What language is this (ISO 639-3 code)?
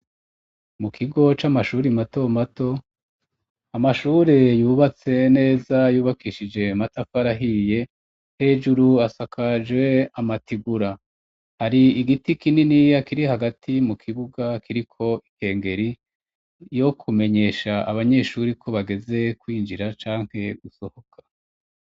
run